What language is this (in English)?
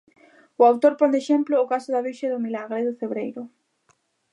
Galician